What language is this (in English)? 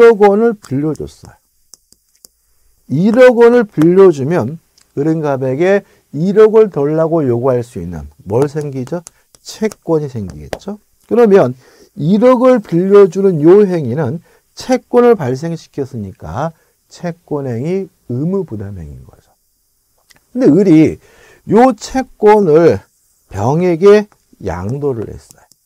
Korean